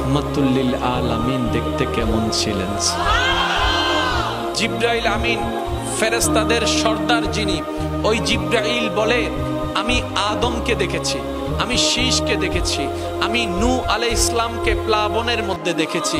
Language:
Turkish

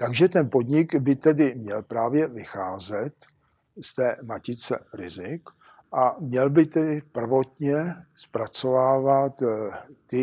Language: Czech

